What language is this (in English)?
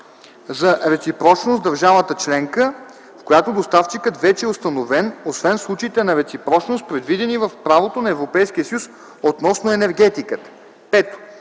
Bulgarian